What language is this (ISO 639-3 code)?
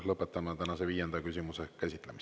est